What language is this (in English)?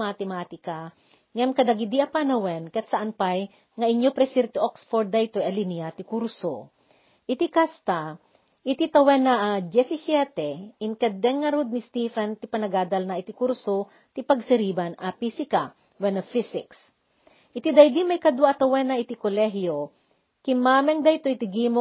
Filipino